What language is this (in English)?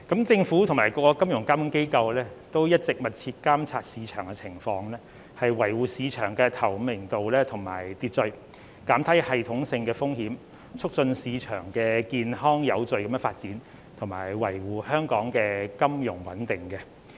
Cantonese